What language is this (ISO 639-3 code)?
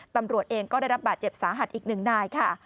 tha